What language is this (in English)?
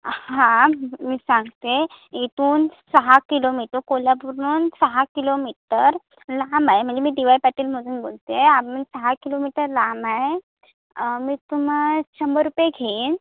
Marathi